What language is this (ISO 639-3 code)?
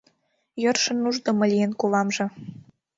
chm